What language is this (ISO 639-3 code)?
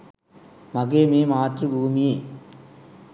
sin